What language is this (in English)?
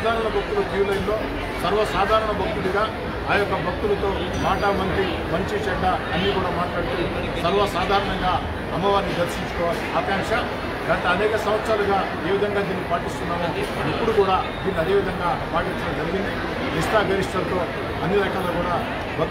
Korean